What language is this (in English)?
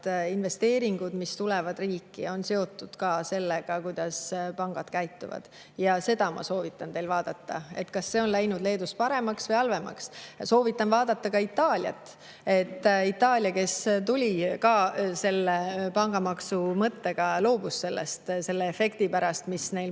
Estonian